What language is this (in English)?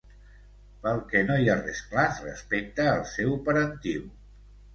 Catalan